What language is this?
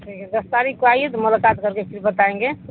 Urdu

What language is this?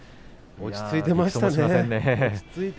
Japanese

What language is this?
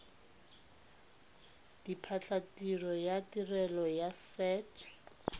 Tswana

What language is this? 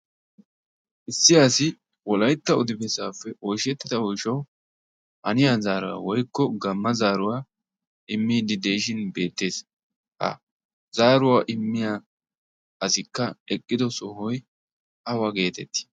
Wolaytta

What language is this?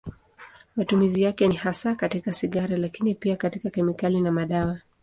Swahili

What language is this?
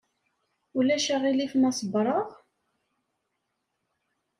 Kabyle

